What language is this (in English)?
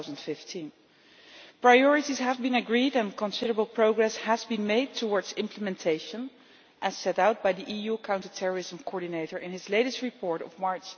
English